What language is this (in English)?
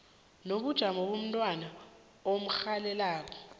South Ndebele